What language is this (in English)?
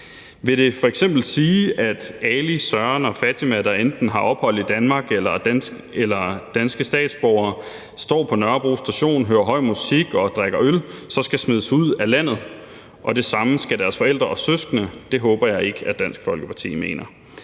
Danish